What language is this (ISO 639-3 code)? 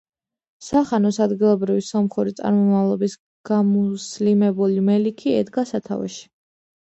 kat